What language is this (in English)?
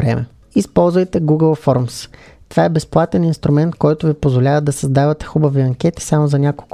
Bulgarian